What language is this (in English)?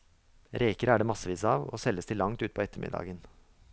Norwegian